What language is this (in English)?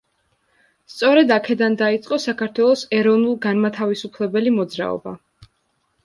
Georgian